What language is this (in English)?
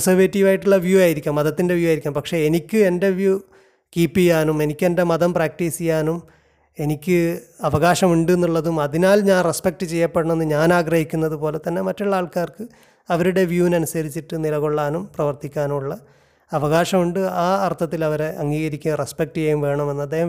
Malayalam